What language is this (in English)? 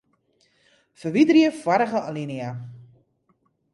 Western Frisian